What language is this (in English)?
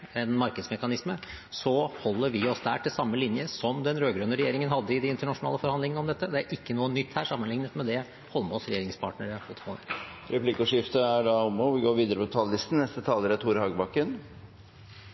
Norwegian